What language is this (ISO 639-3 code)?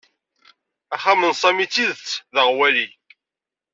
kab